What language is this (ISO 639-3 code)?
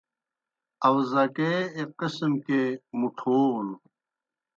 plk